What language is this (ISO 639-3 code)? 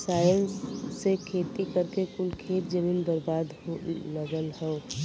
bho